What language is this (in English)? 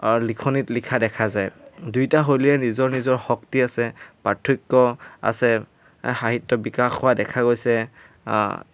Assamese